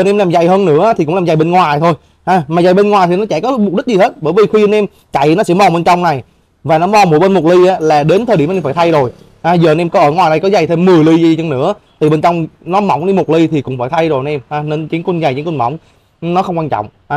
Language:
Vietnamese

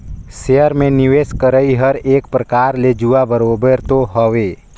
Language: Chhattisgarhi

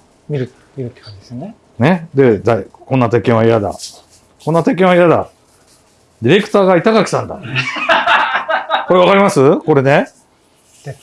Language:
Japanese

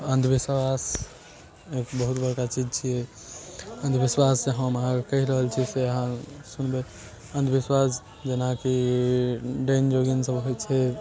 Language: Maithili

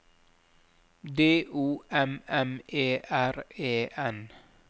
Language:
Norwegian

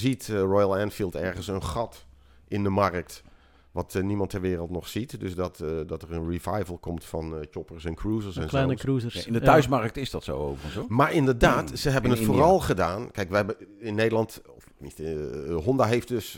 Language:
Dutch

